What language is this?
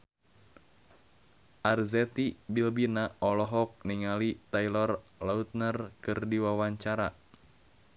Sundanese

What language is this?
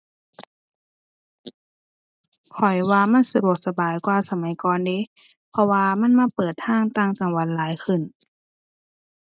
Thai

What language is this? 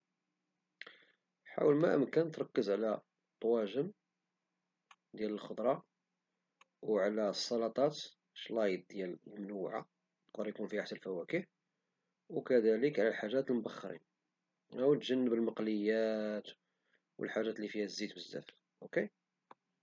Moroccan Arabic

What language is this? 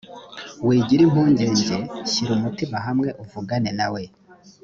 Kinyarwanda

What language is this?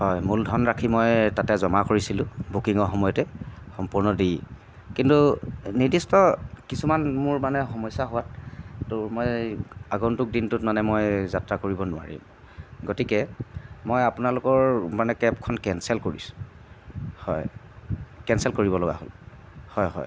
Assamese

